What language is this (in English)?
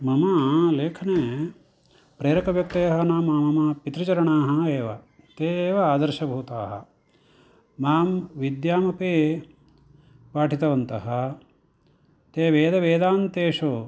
Sanskrit